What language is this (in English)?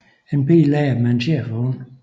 Danish